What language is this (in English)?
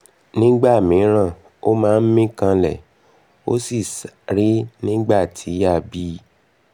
Yoruba